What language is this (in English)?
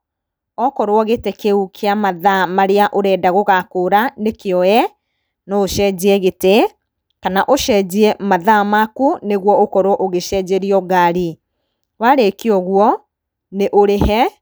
Kikuyu